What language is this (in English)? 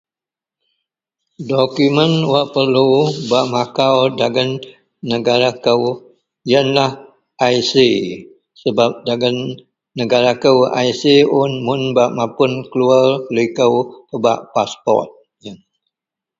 Central Melanau